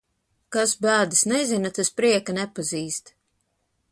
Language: Latvian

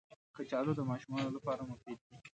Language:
Pashto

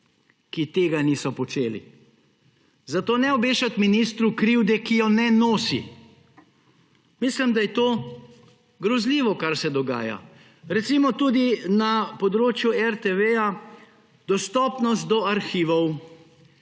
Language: Slovenian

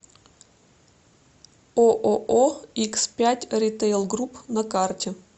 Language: Russian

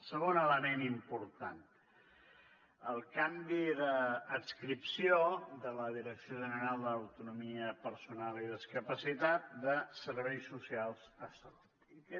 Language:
Catalan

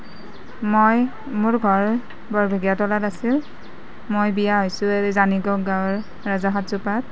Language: Assamese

